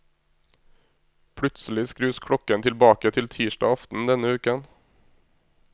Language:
Norwegian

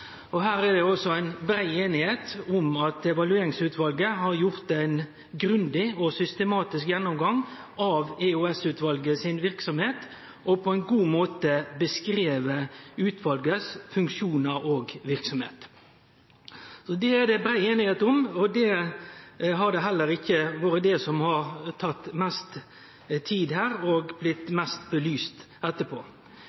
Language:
Norwegian Nynorsk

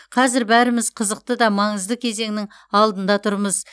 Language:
Kazakh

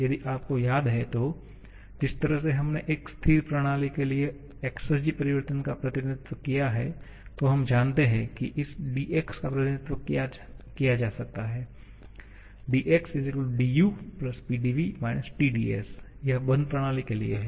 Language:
Hindi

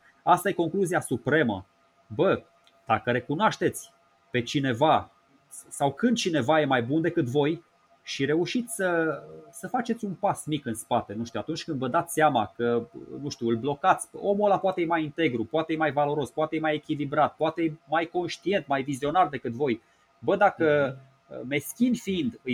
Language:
Romanian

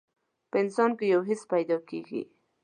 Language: Pashto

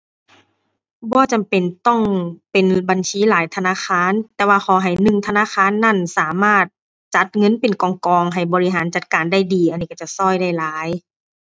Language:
Thai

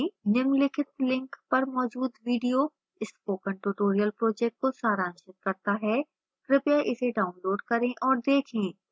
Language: Hindi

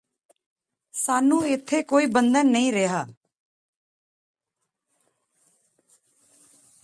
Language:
Punjabi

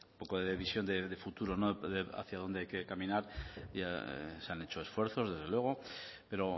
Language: Spanish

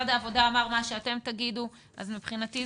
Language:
Hebrew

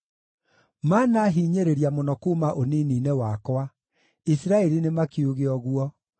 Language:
Kikuyu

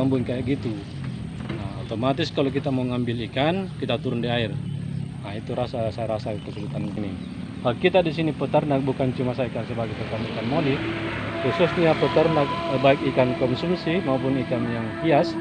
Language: Indonesian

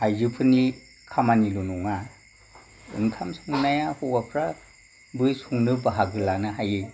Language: Bodo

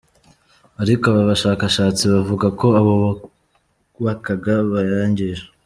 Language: Kinyarwanda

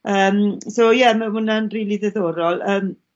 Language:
Welsh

